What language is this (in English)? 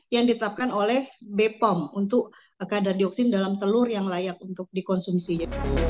Indonesian